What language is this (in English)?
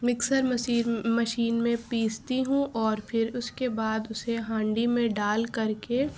Urdu